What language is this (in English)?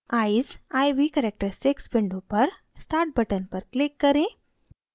Hindi